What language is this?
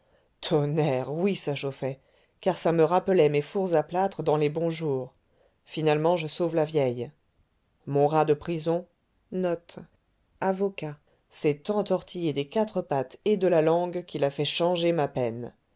French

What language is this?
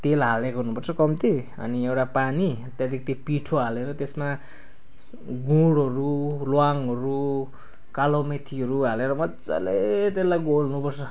Nepali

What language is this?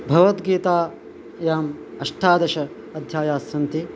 Sanskrit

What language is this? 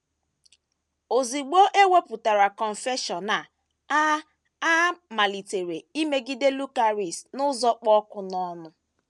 Igbo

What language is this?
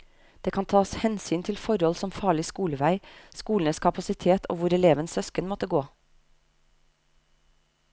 Norwegian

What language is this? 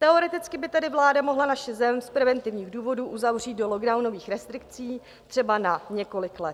Czech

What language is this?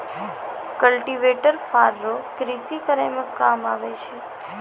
Maithili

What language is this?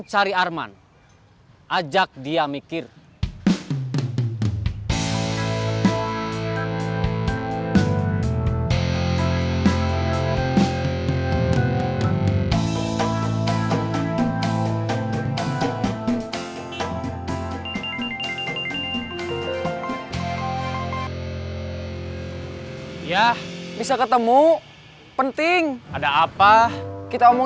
Indonesian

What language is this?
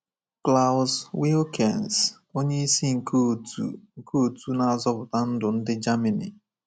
Igbo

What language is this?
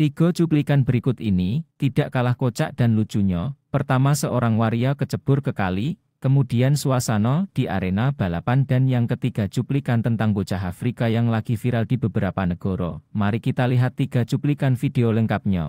Indonesian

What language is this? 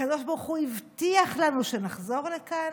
Hebrew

